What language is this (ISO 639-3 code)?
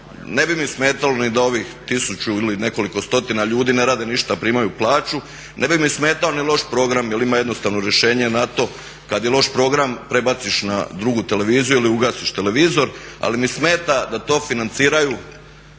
hrv